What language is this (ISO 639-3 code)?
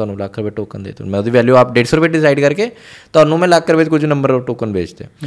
pan